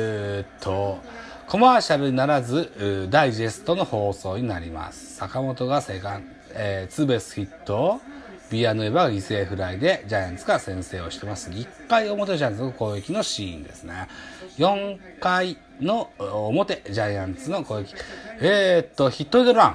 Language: Japanese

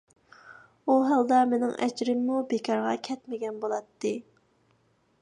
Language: Uyghur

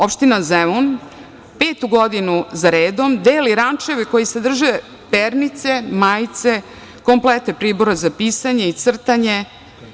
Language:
Serbian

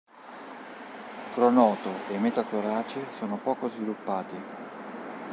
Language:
Italian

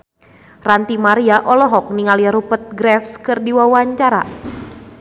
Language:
Sundanese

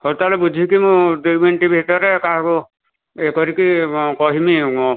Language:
Odia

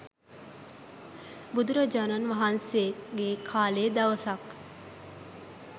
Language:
Sinhala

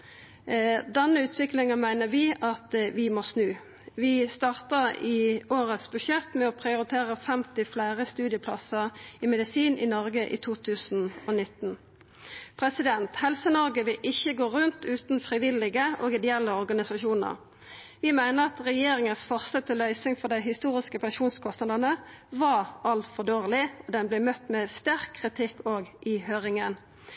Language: Norwegian Nynorsk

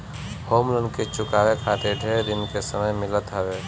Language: Bhojpuri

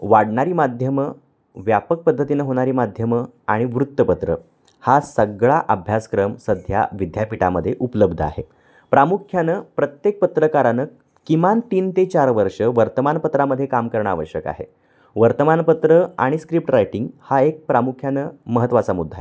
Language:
Marathi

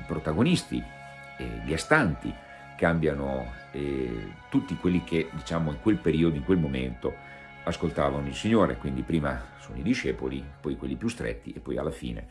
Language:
Italian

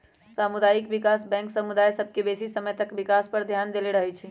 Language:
Magahi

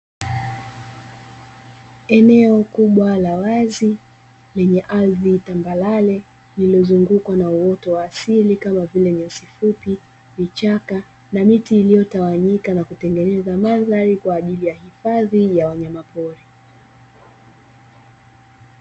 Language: Swahili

